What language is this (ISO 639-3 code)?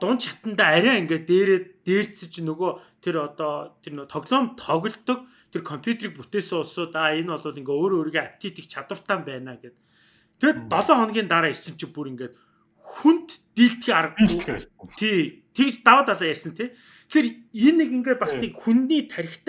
kor